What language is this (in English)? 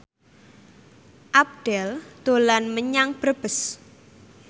Javanese